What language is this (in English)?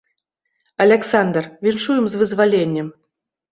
Belarusian